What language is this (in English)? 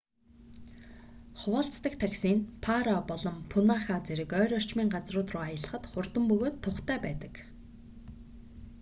Mongolian